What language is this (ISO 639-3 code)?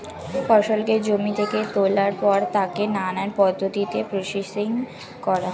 ben